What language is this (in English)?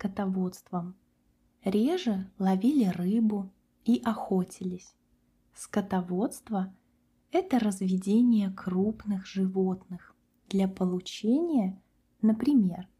Russian